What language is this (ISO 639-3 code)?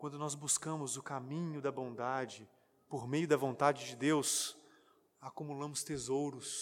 por